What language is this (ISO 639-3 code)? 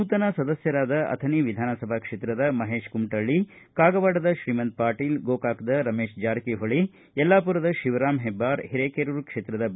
kan